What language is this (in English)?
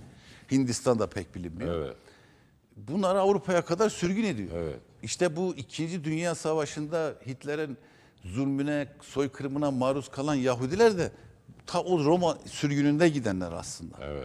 Turkish